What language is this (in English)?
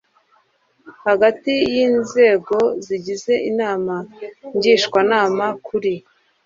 Kinyarwanda